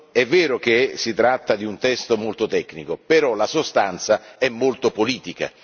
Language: Italian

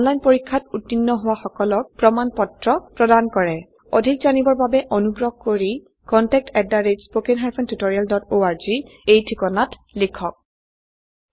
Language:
Assamese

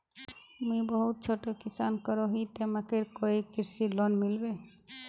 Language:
Magahi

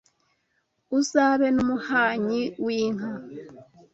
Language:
Kinyarwanda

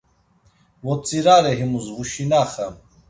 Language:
Laz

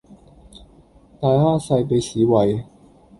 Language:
Cantonese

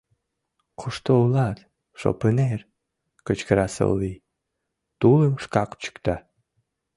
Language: Mari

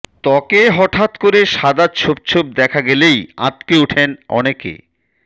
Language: Bangla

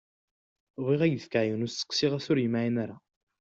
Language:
Kabyle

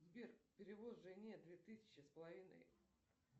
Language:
Russian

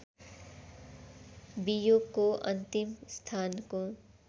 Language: Nepali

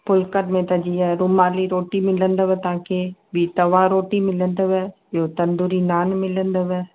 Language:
Sindhi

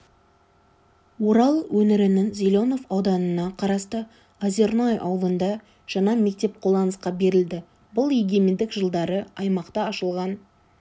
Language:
Kazakh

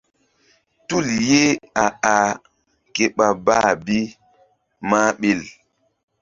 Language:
Mbum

